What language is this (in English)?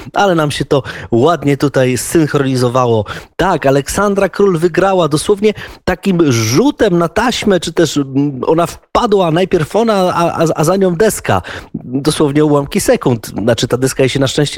Polish